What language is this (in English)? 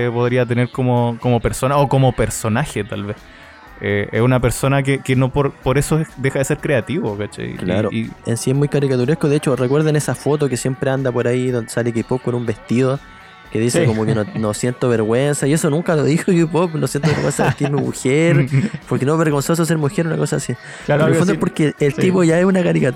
Spanish